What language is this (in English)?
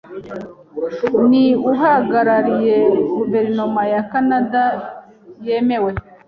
Kinyarwanda